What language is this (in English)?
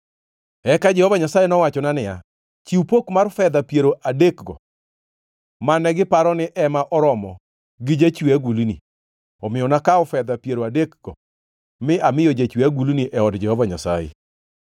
Luo (Kenya and Tanzania)